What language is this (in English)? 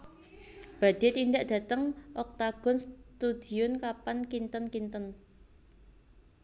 Javanese